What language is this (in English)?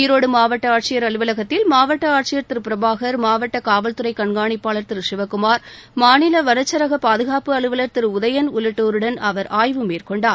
Tamil